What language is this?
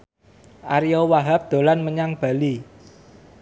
Javanese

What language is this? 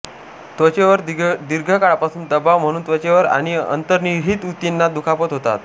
Marathi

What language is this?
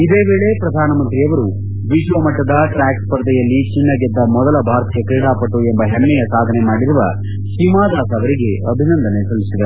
Kannada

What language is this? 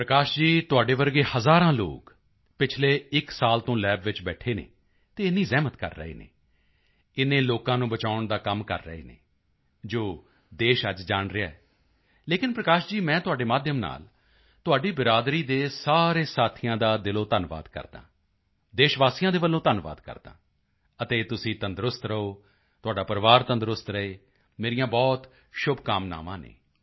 Punjabi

